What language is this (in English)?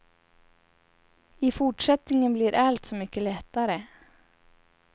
Swedish